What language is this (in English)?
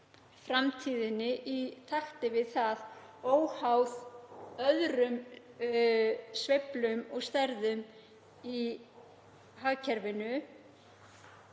Icelandic